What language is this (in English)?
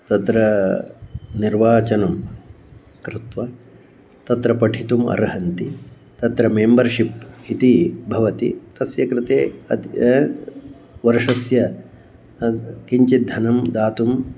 Sanskrit